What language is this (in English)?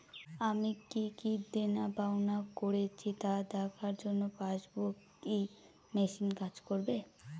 Bangla